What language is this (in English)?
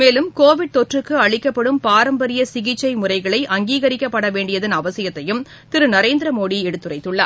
Tamil